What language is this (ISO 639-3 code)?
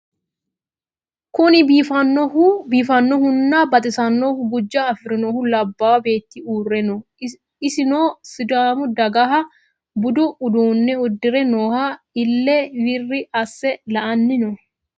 sid